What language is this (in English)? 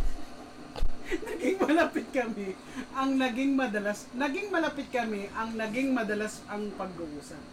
Filipino